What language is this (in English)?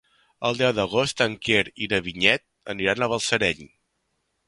Catalan